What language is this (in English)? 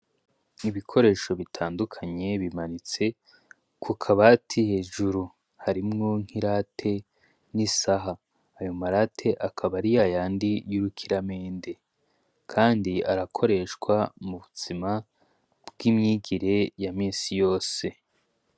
Rundi